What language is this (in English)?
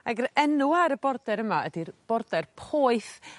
Welsh